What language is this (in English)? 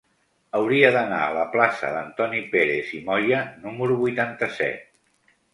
Catalan